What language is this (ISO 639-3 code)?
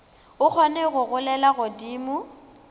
nso